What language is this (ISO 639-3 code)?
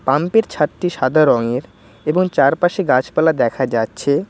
ben